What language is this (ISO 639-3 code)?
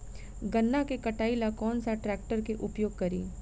bho